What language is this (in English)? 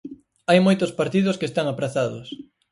Galician